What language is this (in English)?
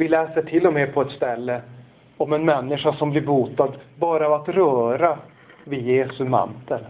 Swedish